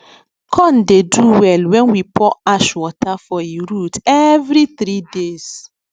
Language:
Nigerian Pidgin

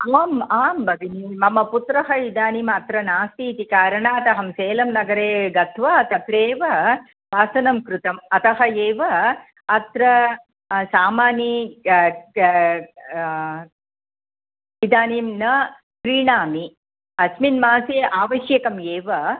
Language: Sanskrit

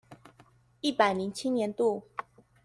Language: Chinese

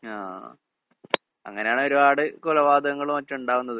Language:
Malayalam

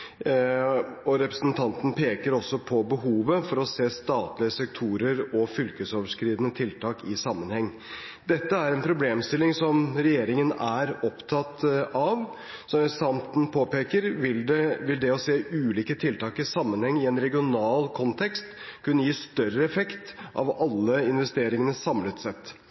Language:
Norwegian Bokmål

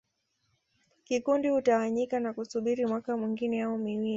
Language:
Swahili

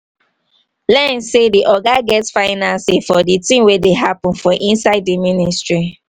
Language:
Nigerian Pidgin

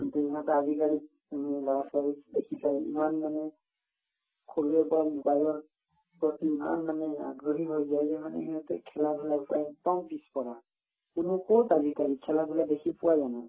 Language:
Assamese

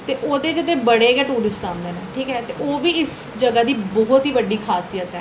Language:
Dogri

